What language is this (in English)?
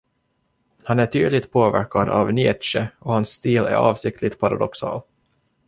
Swedish